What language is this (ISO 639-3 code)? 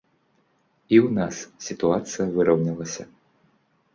bel